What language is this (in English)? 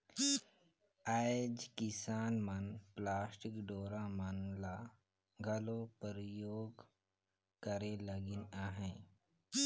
Chhattisgarhi